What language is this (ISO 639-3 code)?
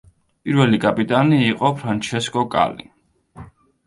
kat